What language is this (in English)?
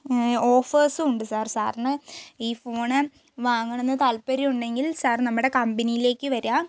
Malayalam